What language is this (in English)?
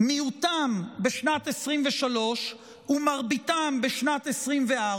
Hebrew